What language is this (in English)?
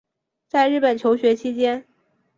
Chinese